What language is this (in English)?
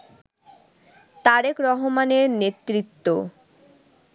Bangla